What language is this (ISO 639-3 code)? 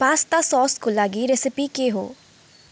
nep